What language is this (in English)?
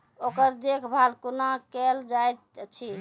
Maithili